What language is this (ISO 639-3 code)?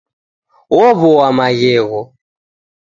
dav